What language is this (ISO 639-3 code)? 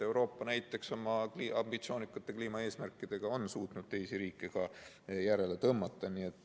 est